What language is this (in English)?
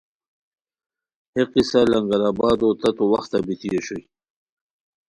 Khowar